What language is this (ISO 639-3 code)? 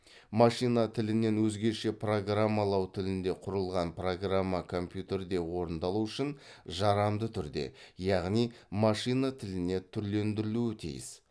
kaz